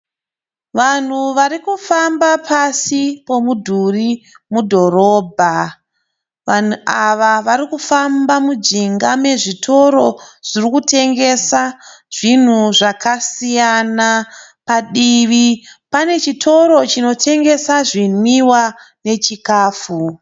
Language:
Shona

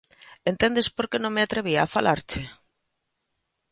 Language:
Galician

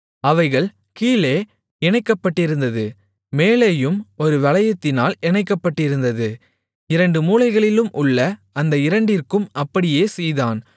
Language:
Tamil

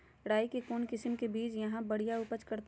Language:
Magahi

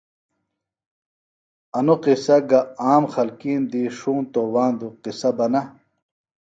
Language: Phalura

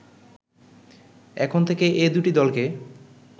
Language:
Bangla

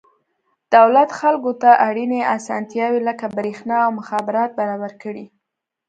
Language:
Pashto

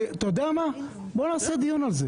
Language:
Hebrew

